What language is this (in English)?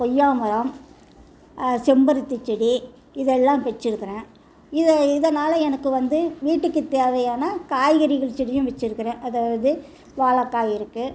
Tamil